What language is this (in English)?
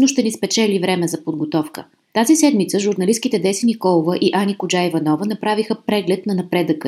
Bulgarian